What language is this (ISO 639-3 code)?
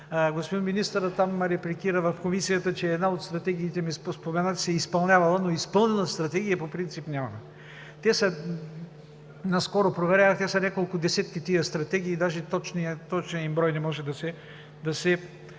bul